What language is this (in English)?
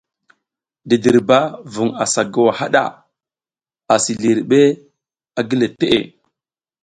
South Giziga